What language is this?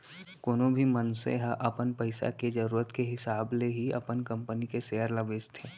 Chhattisgarhi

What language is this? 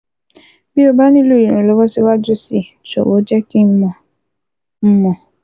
Yoruba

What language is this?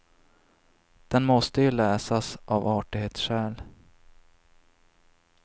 Swedish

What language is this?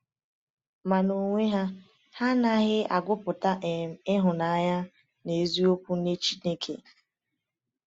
Igbo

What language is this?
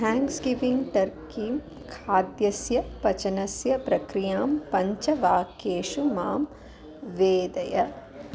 Sanskrit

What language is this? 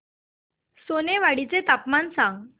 Marathi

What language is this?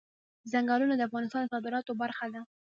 Pashto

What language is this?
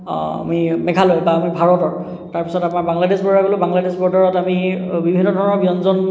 Assamese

